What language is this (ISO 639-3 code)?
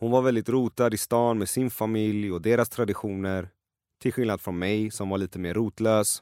swe